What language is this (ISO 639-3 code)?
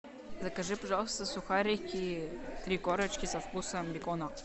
rus